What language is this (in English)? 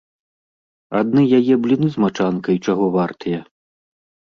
Belarusian